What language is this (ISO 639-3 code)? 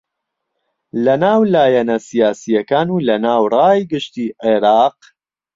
ckb